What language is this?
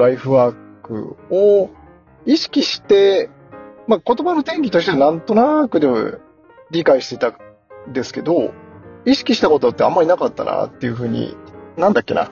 Japanese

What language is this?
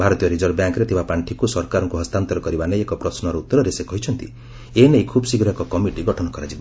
Odia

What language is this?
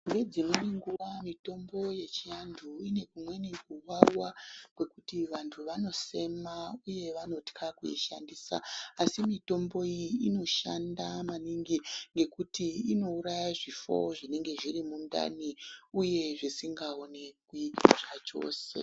Ndau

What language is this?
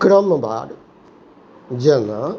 Maithili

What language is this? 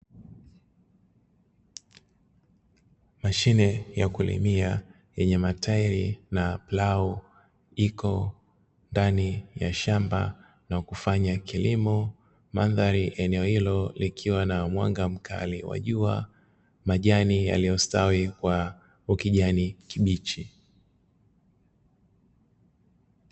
Swahili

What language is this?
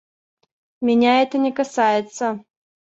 Russian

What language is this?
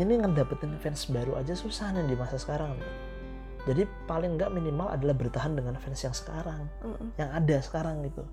Indonesian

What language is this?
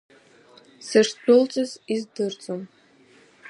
Abkhazian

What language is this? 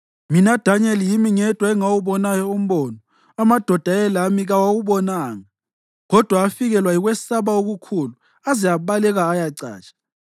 North Ndebele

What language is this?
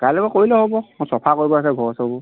Assamese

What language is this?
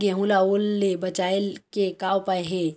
Chhattisgarhi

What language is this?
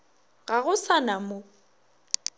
Northern Sotho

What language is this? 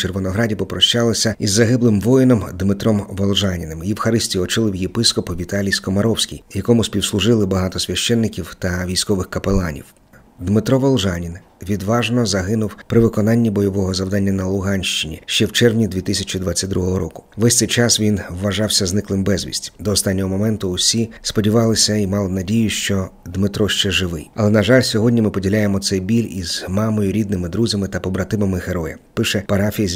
Ukrainian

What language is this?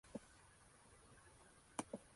Spanish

